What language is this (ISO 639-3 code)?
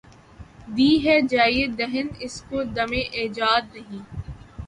urd